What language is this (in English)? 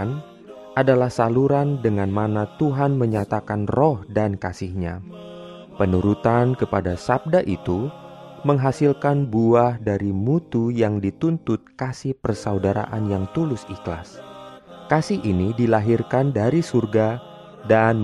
Indonesian